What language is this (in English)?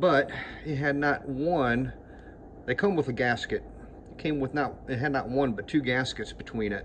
English